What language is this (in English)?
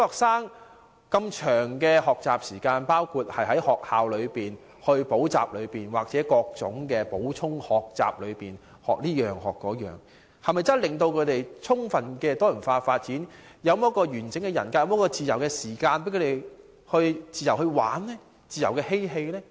Cantonese